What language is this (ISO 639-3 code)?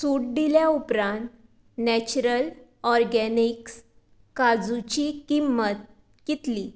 kok